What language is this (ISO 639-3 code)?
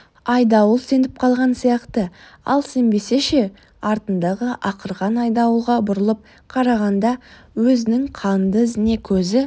kaz